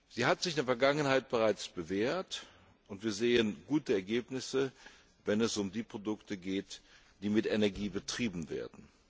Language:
German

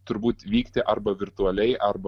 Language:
Lithuanian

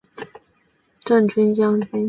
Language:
Chinese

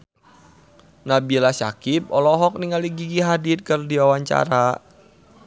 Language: Sundanese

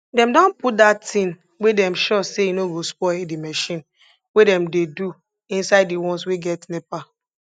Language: Nigerian Pidgin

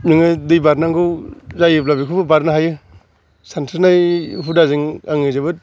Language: Bodo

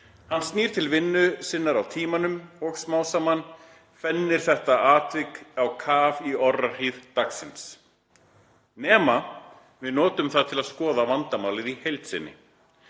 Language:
Icelandic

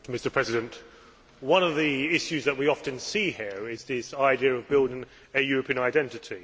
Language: English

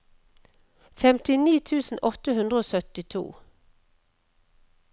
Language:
Norwegian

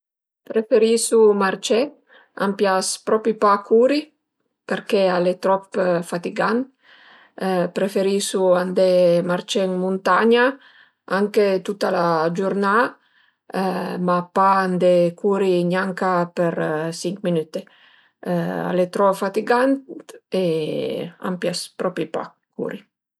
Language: Piedmontese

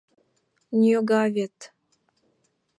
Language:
Mari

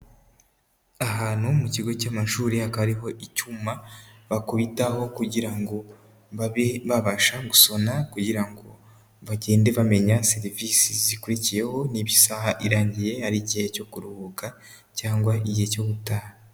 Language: Kinyarwanda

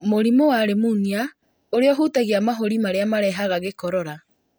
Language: Kikuyu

